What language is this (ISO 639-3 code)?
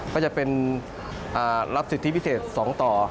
tha